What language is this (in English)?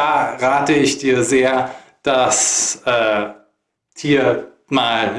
German